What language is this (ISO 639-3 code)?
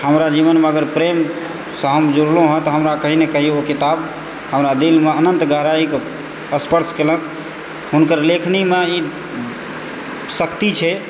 mai